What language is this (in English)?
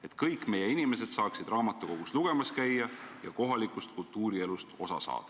Estonian